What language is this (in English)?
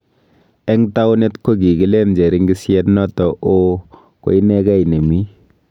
Kalenjin